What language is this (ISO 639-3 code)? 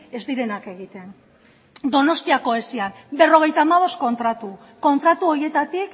eus